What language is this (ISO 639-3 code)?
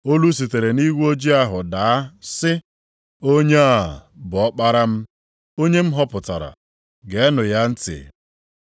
ibo